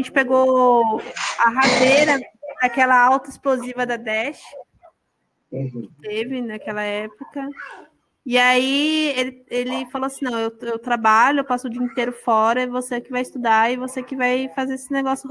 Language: Portuguese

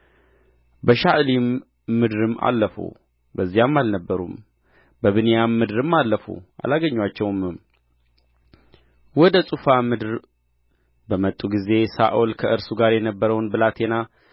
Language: Amharic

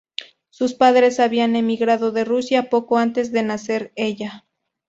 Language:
Spanish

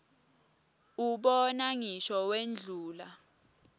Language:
Swati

